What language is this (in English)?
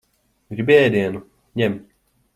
Latvian